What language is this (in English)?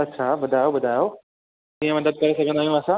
Sindhi